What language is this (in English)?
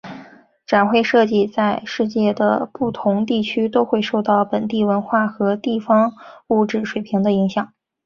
Chinese